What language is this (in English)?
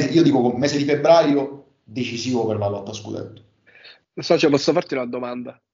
Italian